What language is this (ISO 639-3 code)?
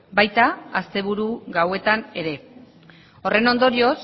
eus